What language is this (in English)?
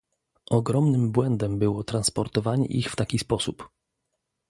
Polish